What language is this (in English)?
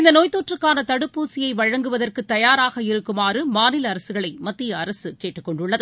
Tamil